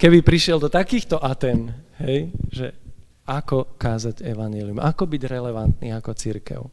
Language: Slovak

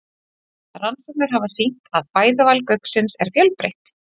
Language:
Icelandic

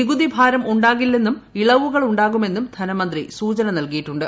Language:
Malayalam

